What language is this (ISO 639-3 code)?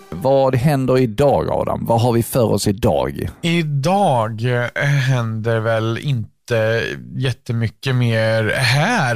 swe